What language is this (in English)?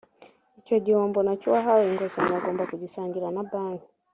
Kinyarwanda